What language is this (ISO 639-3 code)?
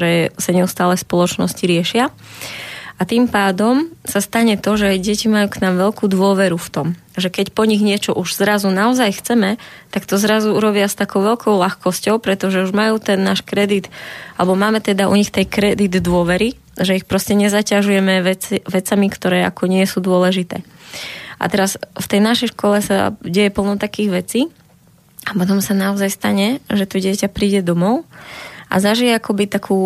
slk